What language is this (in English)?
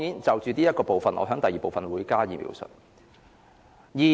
Cantonese